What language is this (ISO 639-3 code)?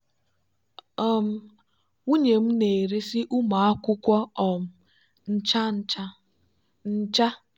ibo